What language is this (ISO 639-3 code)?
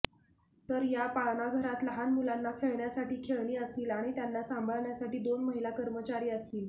mar